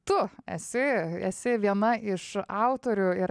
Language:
Lithuanian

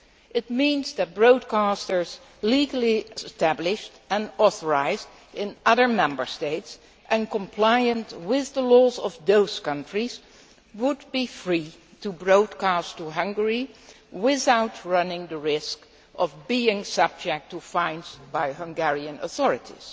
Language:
English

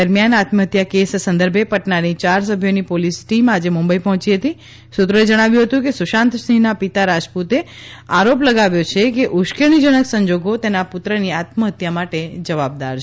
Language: Gujarati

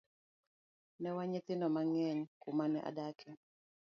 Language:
Luo (Kenya and Tanzania)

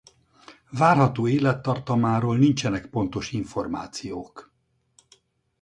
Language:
Hungarian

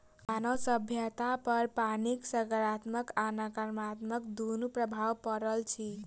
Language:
Maithili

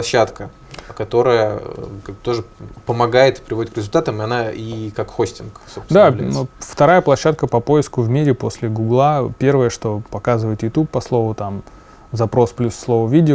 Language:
Russian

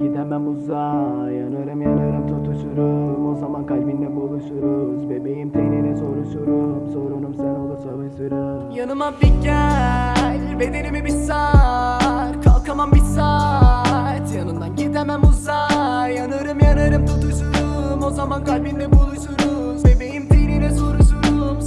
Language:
Turkish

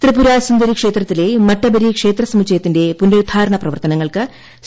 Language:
Malayalam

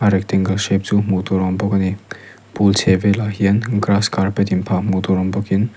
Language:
Mizo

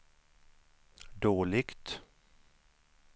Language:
Swedish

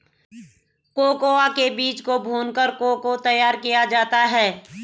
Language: Hindi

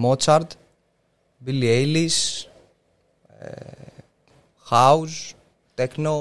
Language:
Greek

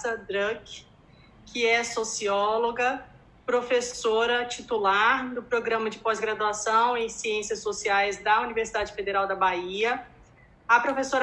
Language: Portuguese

